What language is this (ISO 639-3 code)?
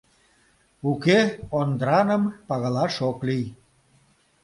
chm